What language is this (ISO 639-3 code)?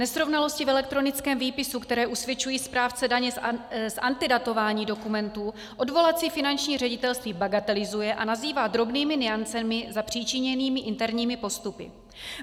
ces